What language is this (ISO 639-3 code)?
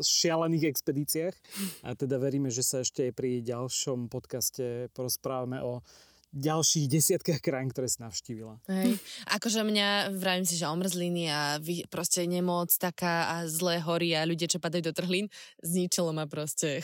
slk